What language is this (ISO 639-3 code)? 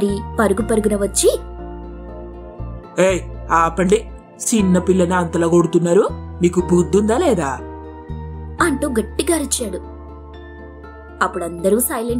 hin